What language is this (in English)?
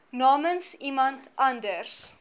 Afrikaans